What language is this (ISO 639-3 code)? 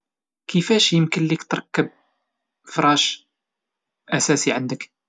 ary